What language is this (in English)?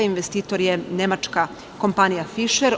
Serbian